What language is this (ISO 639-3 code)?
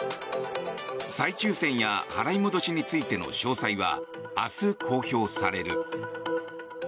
jpn